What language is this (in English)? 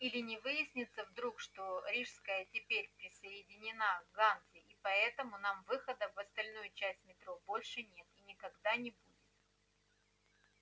Russian